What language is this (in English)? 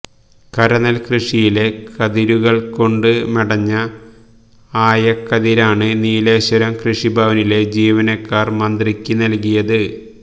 Malayalam